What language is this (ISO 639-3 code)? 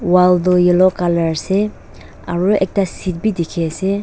nag